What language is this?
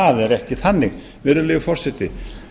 Icelandic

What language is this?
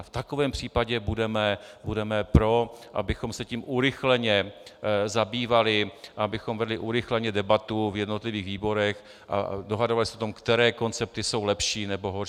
Czech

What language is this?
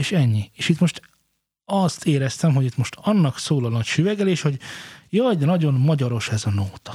Hungarian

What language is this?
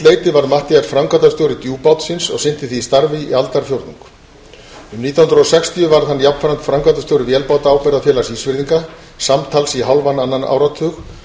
Icelandic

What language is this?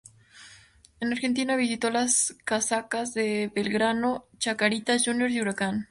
Spanish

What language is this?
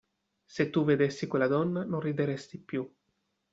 Italian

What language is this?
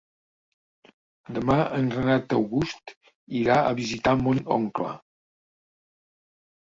Catalan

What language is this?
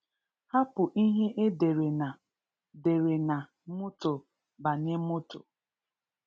Igbo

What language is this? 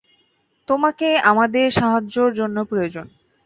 Bangla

